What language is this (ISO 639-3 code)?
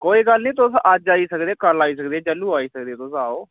doi